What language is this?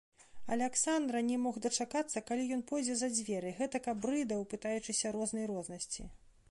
Belarusian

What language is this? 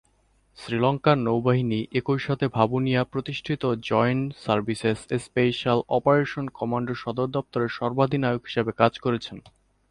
Bangla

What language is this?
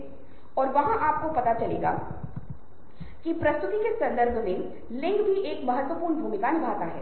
Hindi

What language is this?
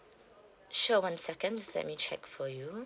English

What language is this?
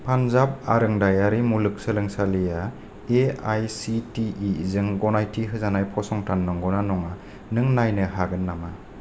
Bodo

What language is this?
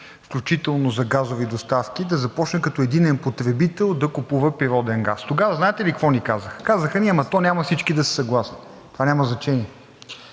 Bulgarian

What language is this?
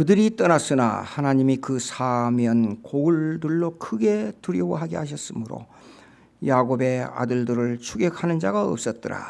Korean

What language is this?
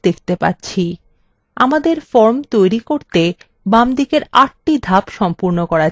Bangla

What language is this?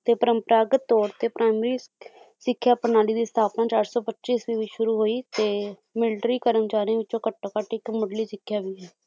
Punjabi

